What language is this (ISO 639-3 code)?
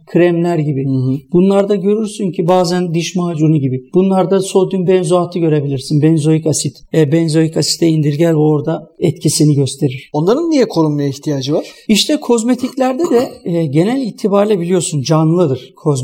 tur